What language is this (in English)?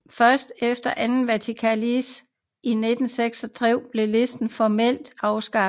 Danish